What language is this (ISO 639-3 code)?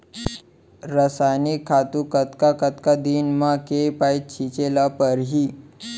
hne